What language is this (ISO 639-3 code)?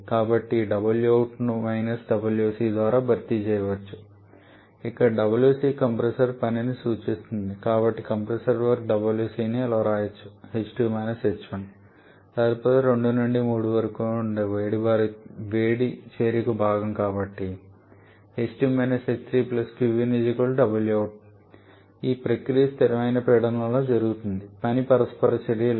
tel